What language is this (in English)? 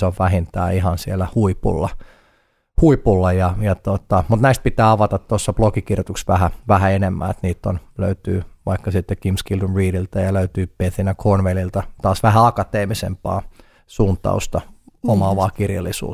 Finnish